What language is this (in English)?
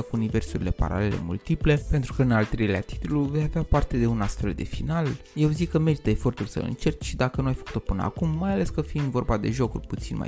Romanian